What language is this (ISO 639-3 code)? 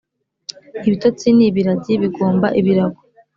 kin